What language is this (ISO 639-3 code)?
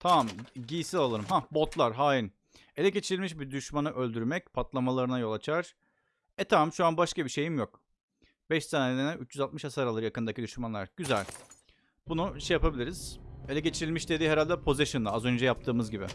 tur